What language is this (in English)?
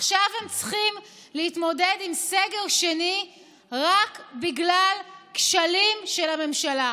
Hebrew